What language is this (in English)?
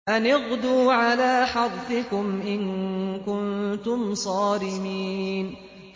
Arabic